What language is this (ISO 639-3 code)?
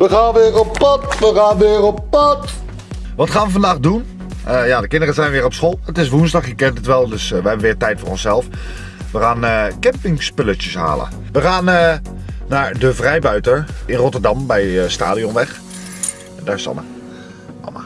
nld